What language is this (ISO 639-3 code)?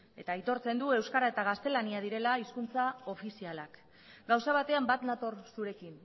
eus